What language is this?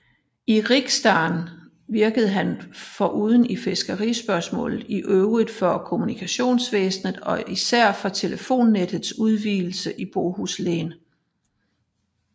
Danish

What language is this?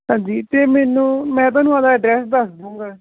Punjabi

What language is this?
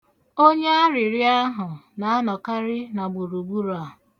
Igbo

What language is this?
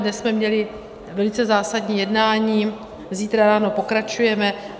Czech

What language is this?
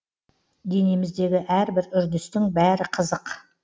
Kazakh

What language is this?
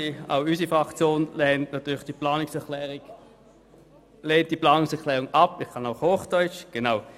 Swiss German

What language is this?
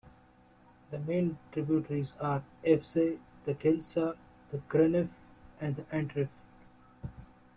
English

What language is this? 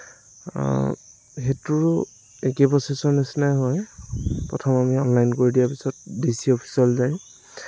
Assamese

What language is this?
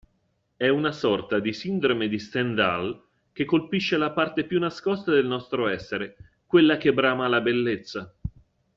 Italian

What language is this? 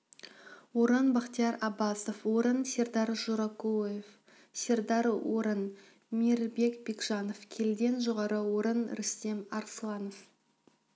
Kazakh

